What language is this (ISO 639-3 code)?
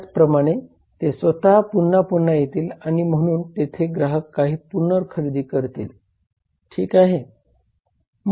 mar